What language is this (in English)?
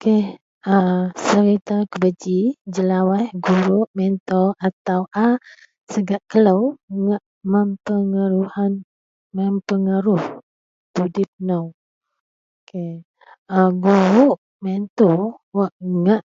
Central Melanau